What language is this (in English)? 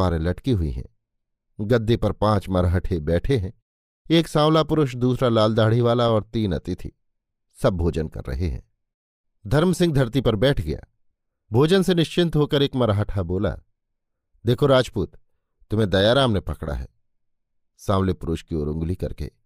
Hindi